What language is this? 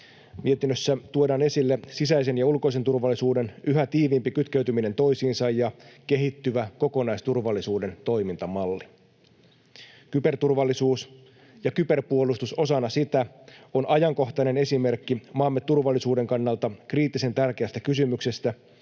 Finnish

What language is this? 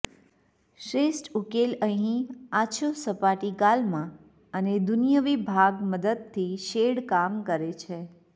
Gujarati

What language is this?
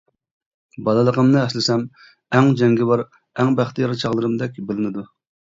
Uyghur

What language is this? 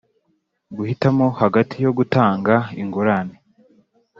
Kinyarwanda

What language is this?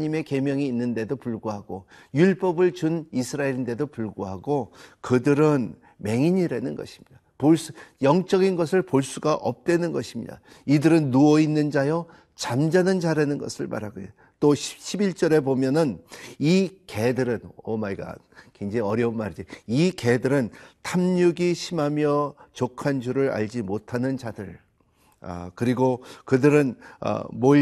Korean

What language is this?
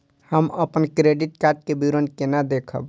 Maithili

